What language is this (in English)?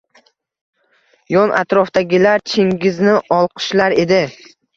Uzbek